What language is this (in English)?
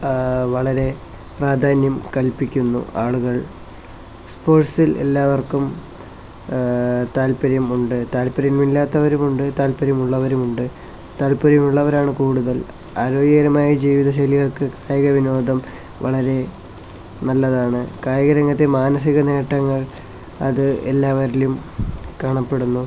Malayalam